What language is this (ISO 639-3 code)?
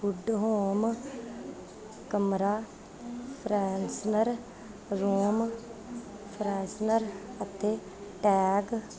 pan